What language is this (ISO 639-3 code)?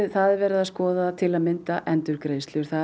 isl